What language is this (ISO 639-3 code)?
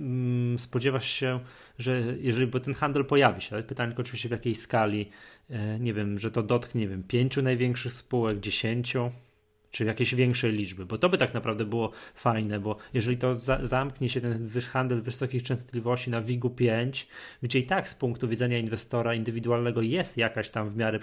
pol